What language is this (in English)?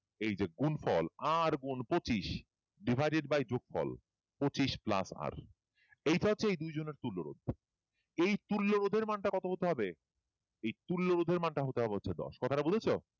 Bangla